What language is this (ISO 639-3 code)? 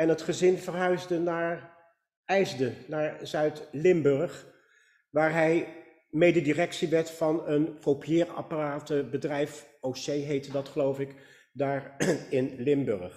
nld